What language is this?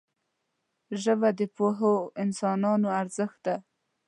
Pashto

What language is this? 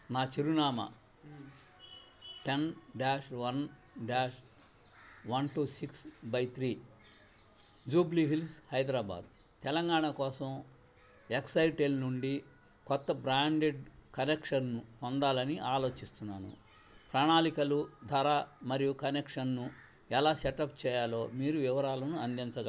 Telugu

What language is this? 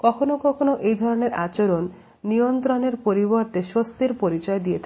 Bangla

